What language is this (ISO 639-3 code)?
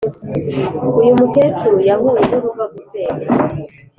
kin